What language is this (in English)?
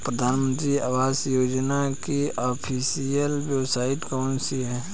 Hindi